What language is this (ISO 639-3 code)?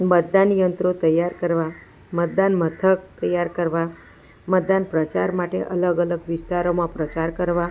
guj